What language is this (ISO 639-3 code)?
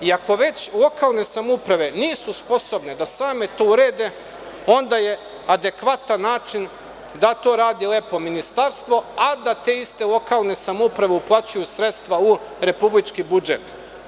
srp